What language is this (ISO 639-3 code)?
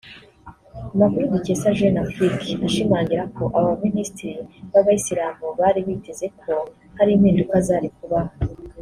kin